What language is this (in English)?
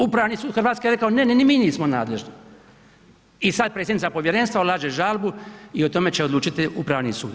Croatian